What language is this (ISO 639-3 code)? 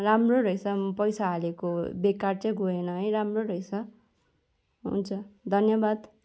nep